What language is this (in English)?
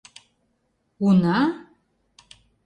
Mari